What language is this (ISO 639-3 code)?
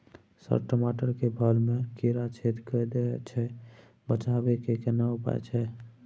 mai